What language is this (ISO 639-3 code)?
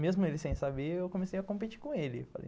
por